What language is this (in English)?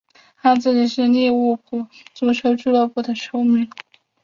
Chinese